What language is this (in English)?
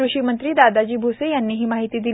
Marathi